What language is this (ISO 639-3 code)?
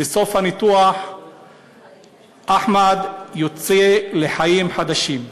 heb